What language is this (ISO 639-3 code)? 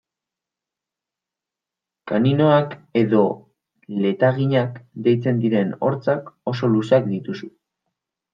eus